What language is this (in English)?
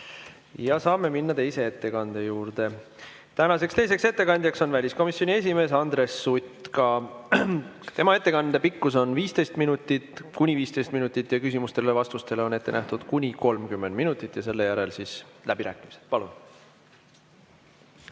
Estonian